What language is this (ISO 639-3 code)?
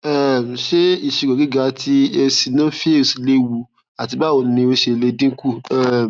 yor